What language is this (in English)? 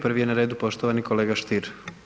Croatian